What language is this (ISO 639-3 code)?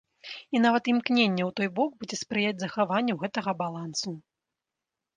bel